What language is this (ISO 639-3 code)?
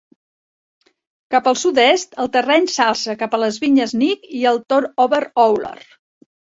cat